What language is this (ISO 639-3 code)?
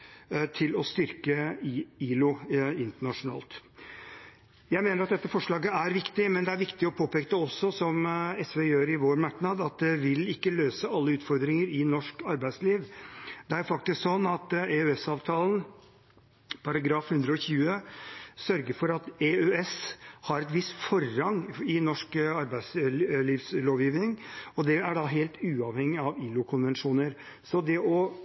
nob